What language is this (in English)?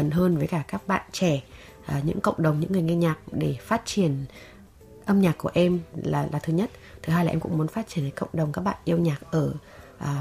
Vietnamese